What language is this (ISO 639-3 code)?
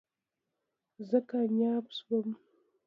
pus